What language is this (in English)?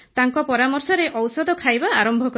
Odia